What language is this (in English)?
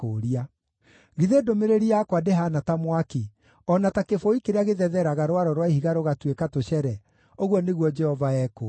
Kikuyu